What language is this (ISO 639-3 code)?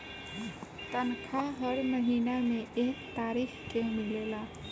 bho